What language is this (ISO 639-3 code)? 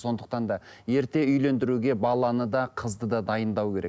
kaz